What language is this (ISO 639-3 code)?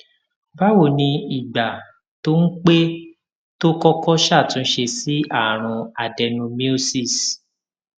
yor